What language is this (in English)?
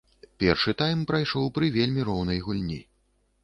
Belarusian